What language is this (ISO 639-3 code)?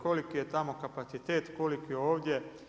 hrv